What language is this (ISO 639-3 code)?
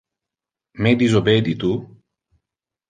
ina